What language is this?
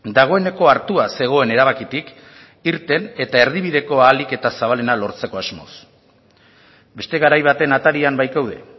Basque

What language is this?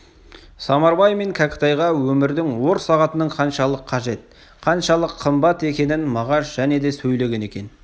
Kazakh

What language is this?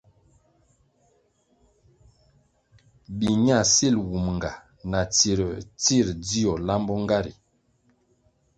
Kwasio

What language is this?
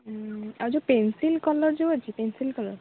Odia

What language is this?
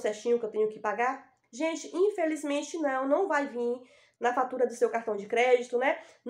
Portuguese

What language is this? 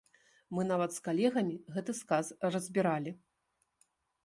Belarusian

